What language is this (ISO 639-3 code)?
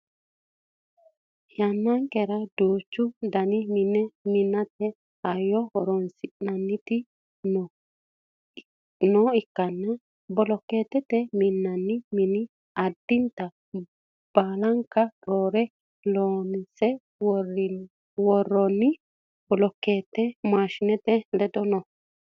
sid